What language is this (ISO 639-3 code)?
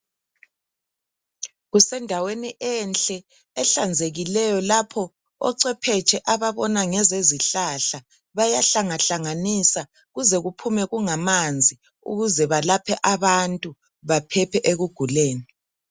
nde